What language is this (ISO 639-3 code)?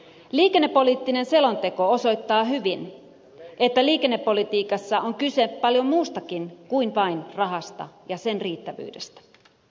fin